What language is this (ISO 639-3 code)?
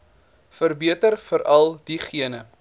afr